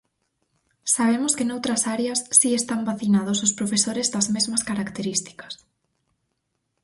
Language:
Galician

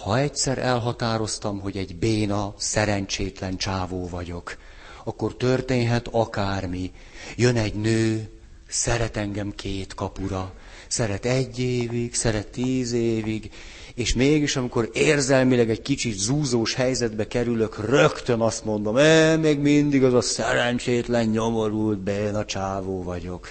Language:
Hungarian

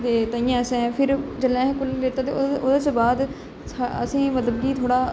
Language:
Dogri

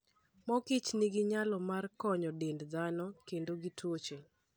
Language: Luo (Kenya and Tanzania)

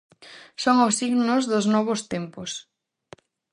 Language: Galician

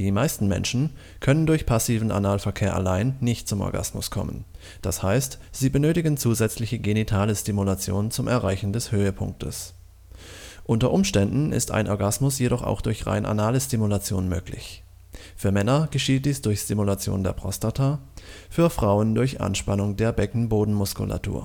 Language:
German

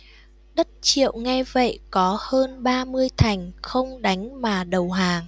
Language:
Vietnamese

